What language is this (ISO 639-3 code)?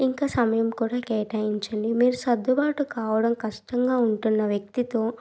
tel